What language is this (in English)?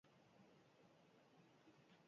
Basque